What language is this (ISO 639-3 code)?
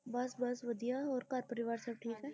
pan